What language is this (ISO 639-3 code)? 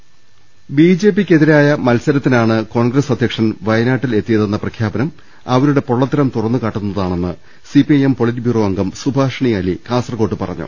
mal